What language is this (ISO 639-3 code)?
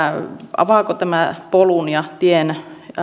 fin